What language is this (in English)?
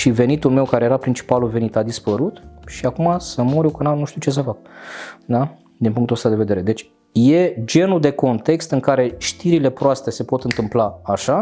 Romanian